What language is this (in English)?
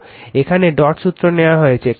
Bangla